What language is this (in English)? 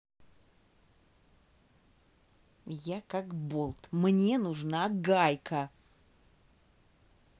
Russian